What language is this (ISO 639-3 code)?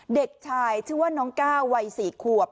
tha